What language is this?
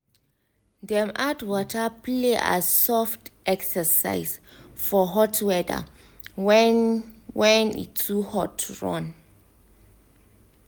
Nigerian Pidgin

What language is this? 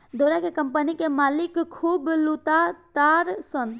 Bhojpuri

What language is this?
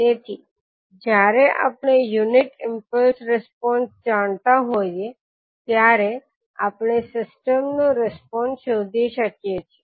Gujarati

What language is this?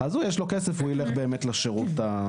Hebrew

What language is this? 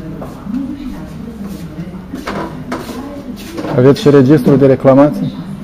Romanian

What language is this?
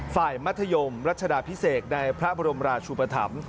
Thai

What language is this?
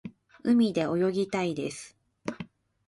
Japanese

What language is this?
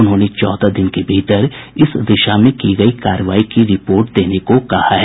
Hindi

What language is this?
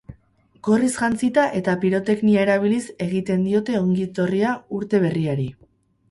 Basque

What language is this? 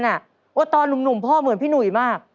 Thai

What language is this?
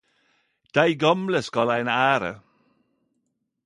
Norwegian Nynorsk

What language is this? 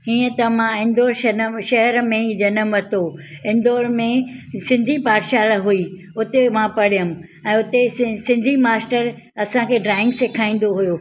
Sindhi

